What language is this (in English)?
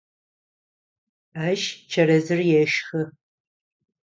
Adyghe